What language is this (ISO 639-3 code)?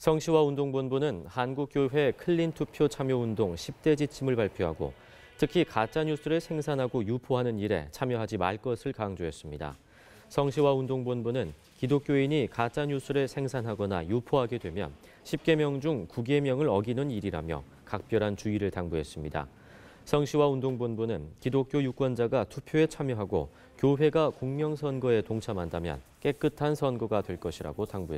kor